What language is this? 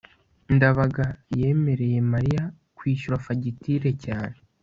Kinyarwanda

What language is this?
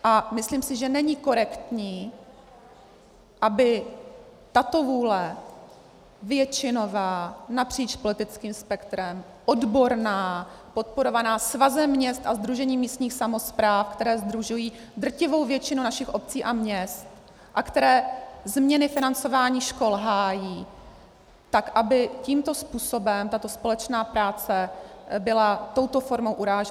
Czech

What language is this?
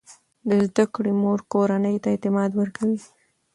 Pashto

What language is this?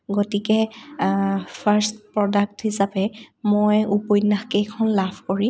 Assamese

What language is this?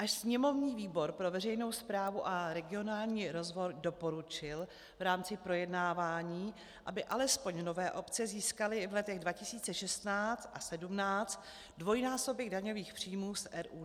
Czech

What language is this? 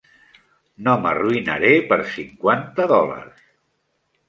Catalan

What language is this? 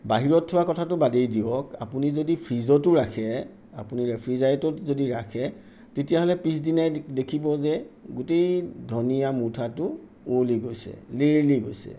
Assamese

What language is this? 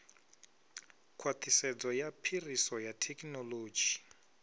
Venda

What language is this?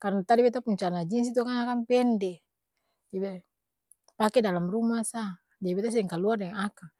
Ambonese Malay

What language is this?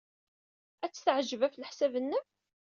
Kabyle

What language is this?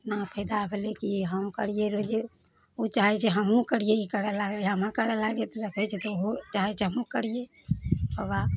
Maithili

